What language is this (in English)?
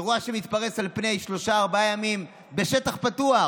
Hebrew